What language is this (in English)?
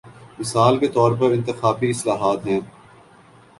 Urdu